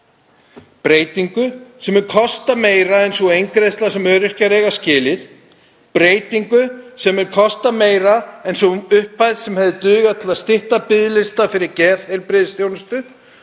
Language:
Icelandic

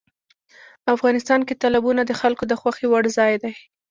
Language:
Pashto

